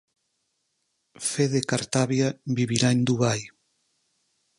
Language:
Galician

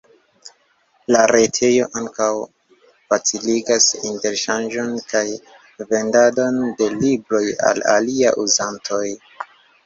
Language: Esperanto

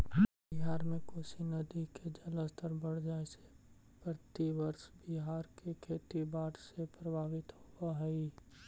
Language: Magahi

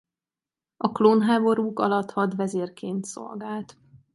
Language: Hungarian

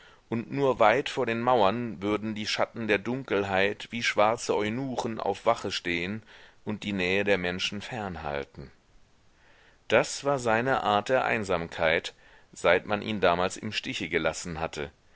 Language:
German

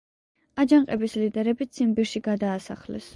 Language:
Georgian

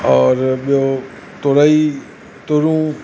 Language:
Sindhi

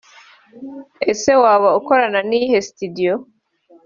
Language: Kinyarwanda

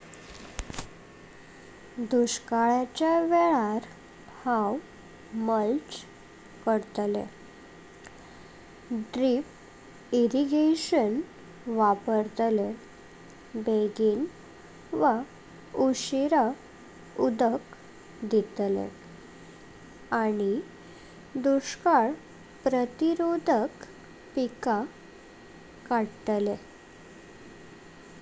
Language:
Konkani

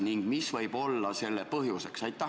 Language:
Estonian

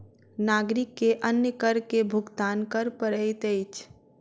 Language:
Maithili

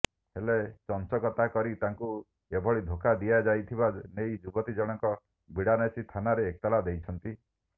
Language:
Odia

